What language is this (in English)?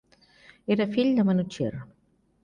Catalan